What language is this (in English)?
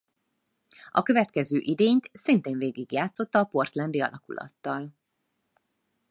Hungarian